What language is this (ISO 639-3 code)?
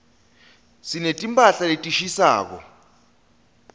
ssw